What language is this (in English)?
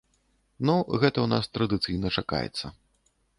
Belarusian